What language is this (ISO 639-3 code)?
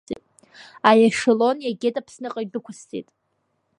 abk